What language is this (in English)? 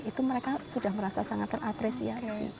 Indonesian